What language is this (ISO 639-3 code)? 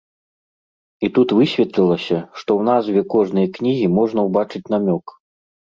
bel